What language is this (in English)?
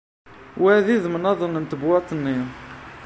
Kabyle